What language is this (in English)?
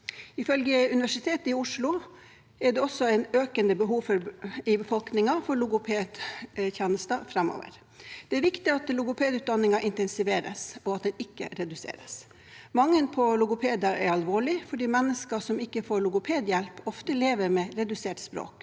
Norwegian